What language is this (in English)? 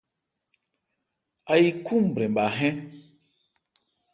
Ebrié